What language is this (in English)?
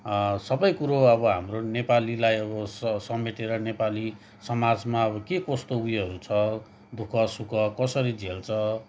Nepali